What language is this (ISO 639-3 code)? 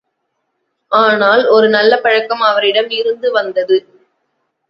tam